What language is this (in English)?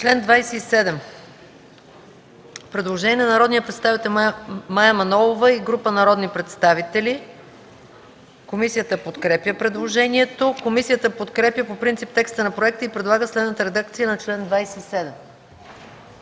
Bulgarian